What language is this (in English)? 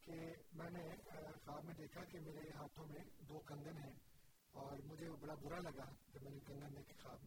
Urdu